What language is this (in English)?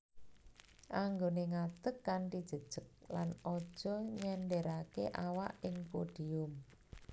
Javanese